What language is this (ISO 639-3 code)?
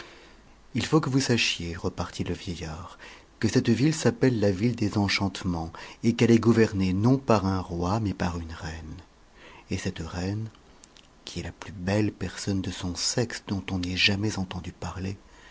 fra